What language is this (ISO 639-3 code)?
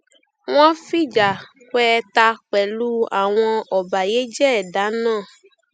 yor